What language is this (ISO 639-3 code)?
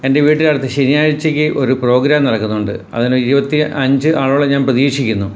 mal